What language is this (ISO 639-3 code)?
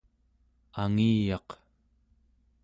esu